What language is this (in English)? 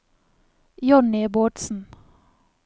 Norwegian